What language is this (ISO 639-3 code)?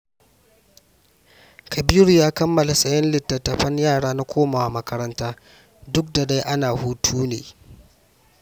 hau